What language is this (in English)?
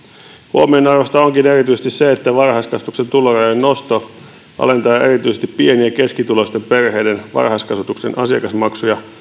Finnish